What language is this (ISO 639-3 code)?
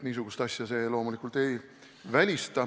est